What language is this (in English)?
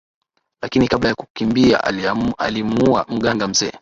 Swahili